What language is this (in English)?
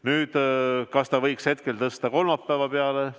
Estonian